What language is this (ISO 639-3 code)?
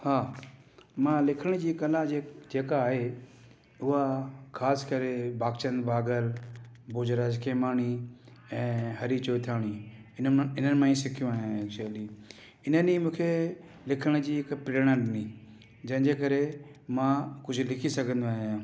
snd